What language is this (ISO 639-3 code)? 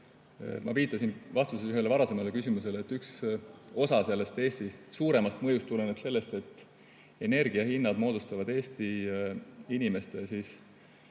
est